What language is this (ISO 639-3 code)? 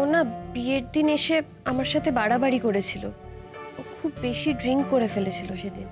ben